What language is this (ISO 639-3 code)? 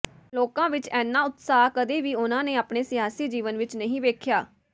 pan